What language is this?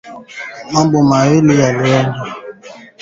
Swahili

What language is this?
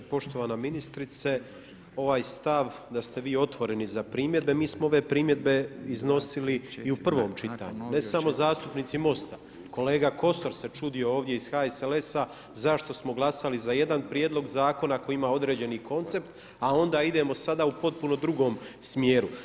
Croatian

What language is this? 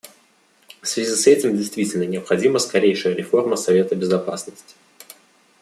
Russian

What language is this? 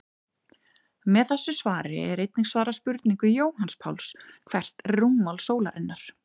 Icelandic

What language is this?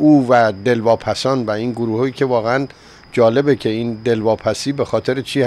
Persian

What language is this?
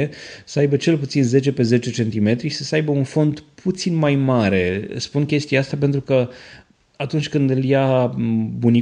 Romanian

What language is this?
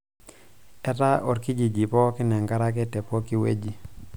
Masai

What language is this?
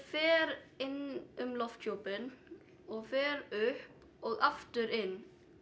Icelandic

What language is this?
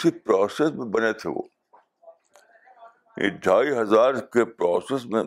Urdu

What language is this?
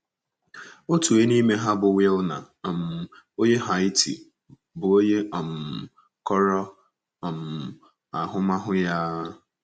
Igbo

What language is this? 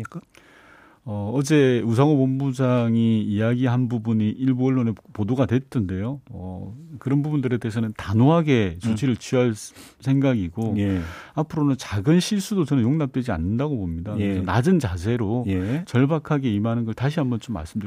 Korean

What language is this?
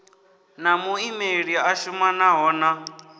Venda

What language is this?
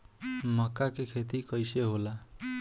Bhojpuri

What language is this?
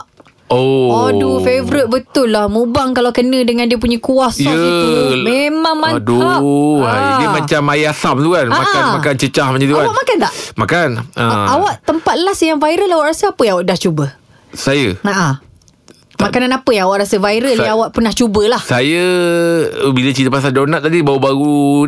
Malay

